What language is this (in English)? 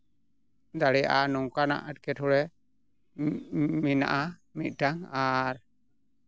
Santali